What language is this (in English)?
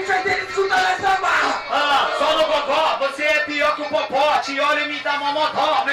Portuguese